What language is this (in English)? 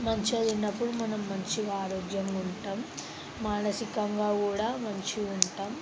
Telugu